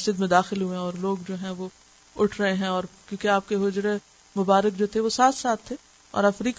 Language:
Urdu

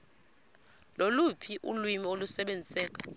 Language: Xhosa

